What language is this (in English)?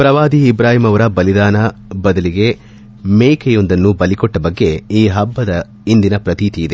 Kannada